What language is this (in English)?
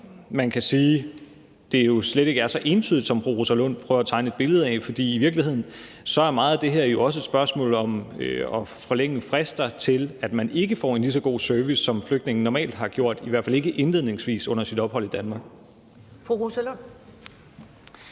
Danish